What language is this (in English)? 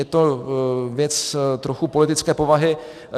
Czech